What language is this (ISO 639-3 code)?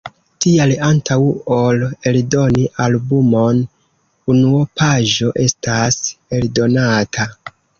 epo